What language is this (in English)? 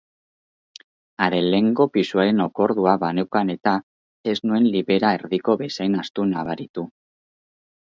Basque